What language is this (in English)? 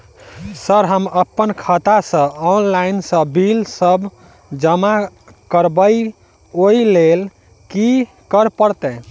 Maithili